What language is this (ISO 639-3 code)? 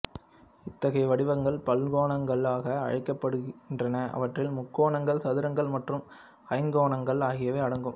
tam